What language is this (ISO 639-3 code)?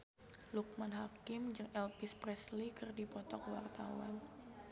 sun